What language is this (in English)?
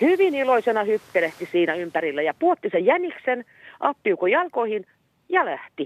Finnish